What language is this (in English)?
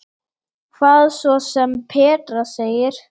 Icelandic